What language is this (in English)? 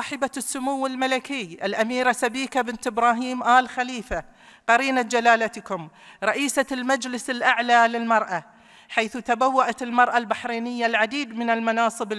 Arabic